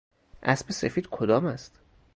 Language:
Persian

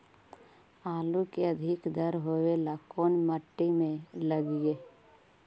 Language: Magahi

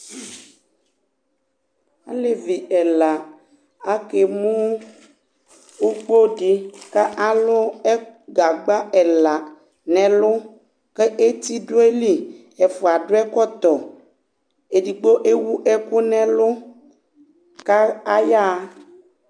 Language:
Ikposo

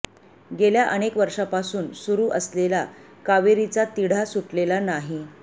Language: Marathi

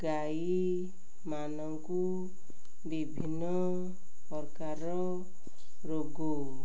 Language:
Odia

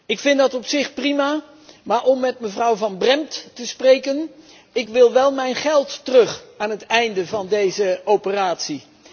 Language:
Dutch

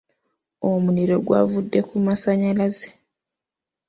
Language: Ganda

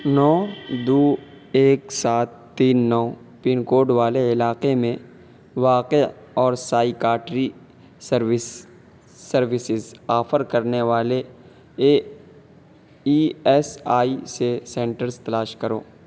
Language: Urdu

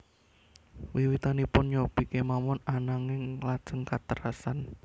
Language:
Javanese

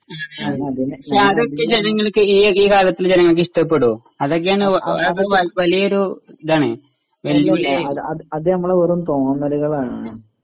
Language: Malayalam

